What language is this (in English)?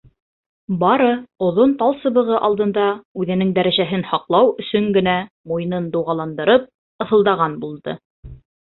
Bashkir